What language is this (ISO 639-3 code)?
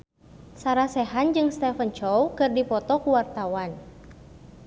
sun